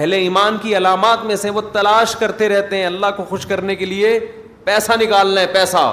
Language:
Urdu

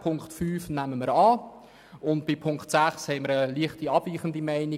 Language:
Swiss German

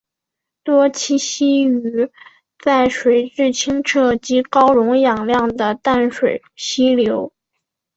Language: Chinese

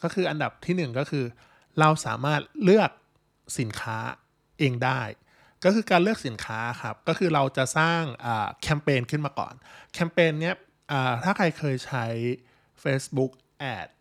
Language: Thai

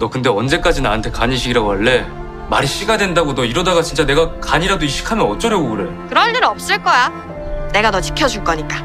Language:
Korean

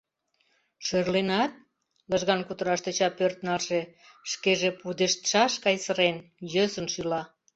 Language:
Mari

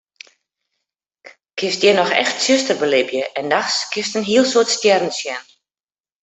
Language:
Western Frisian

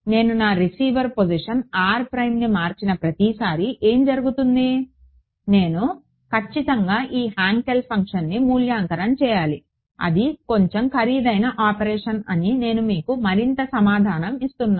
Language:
Telugu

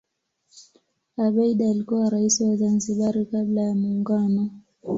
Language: Swahili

